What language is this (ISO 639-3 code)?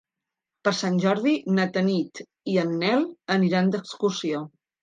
cat